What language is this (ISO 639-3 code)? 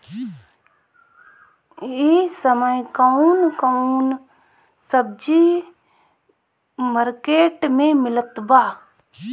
bho